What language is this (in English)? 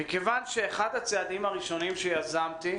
Hebrew